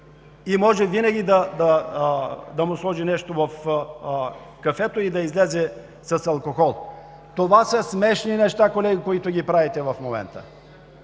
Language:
Bulgarian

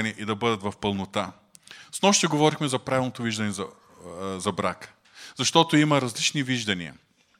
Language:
Bulgarian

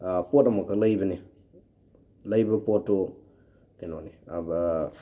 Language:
Manipuri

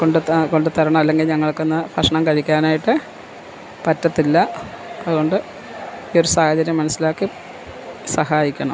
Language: Malayalam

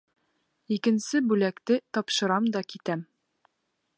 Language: Bashkir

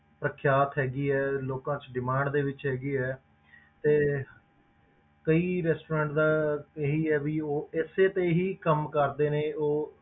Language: Punjabi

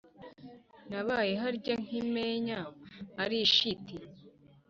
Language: Kinyarwanda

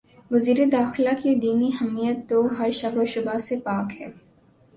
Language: Urdu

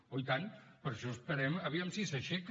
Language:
Catalan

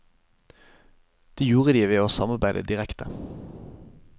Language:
Norwegian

